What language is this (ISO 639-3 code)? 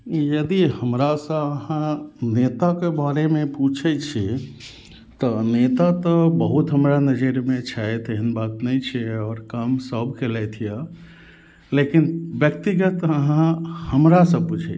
mai